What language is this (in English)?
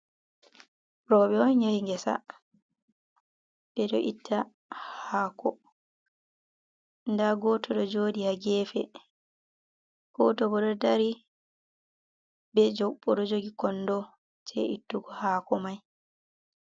Fula